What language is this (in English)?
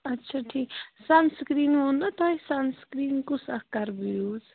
Kashmiri